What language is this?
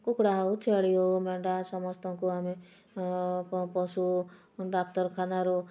Odia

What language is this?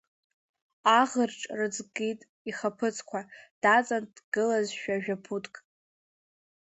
Abkhazian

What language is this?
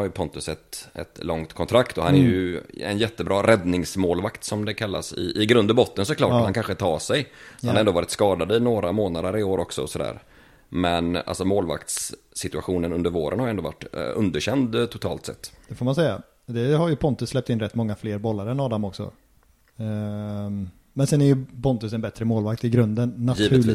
Swedish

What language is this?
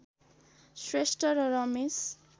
Nepali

